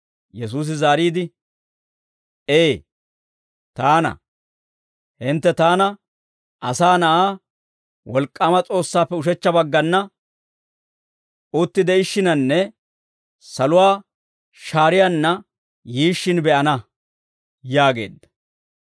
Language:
Dawro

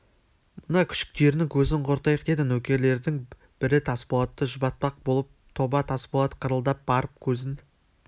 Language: Kazakh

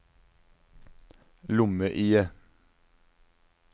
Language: Norwegian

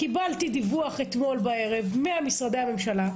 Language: Hebrew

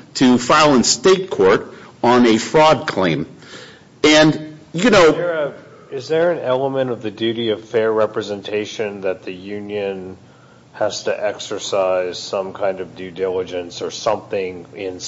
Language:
English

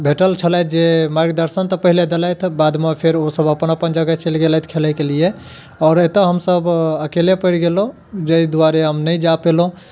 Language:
Maithili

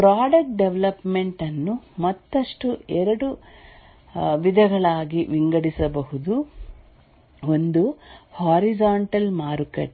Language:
Kannada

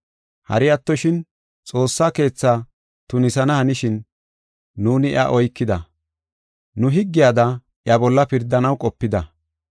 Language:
Gofa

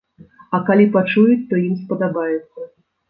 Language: Belarusian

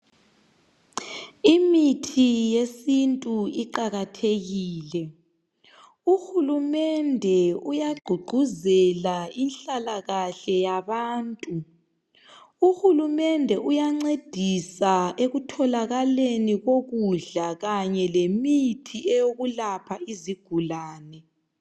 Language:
North Ndebele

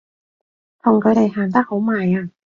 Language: Cantonese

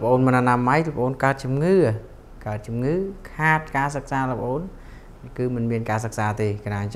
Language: Vietnamese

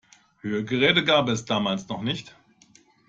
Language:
German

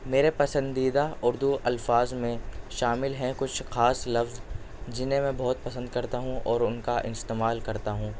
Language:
Urdu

